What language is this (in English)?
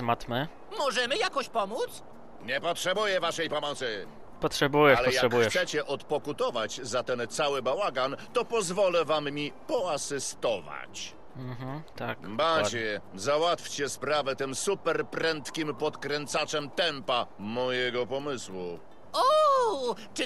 Polish